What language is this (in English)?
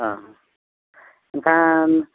Santali